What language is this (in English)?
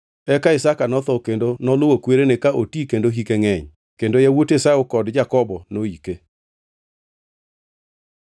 Luo (Kenya and Tanzania)